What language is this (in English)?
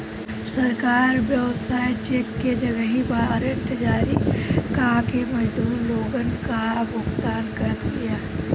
Bhojpuri